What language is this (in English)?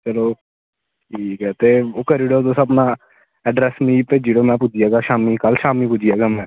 Dogri